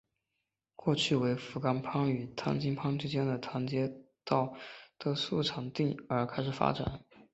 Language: Chinese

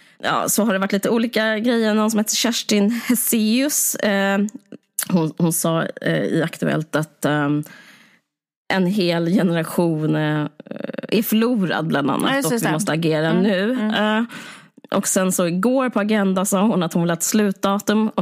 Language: Swedish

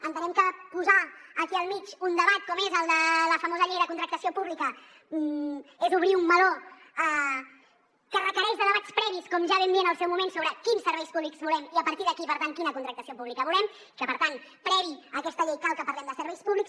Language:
Catalan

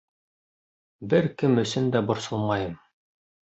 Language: Bashkir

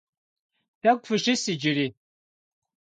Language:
Kabardian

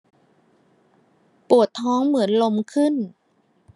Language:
Thai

